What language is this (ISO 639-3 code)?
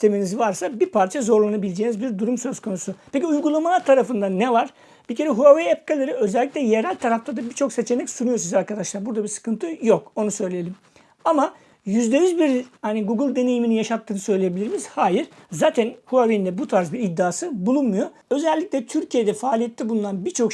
tur